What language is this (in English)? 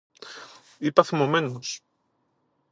Greek